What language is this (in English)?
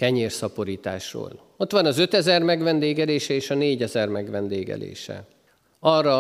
Hungarian